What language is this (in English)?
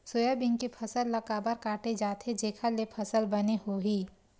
Chhattisgarhi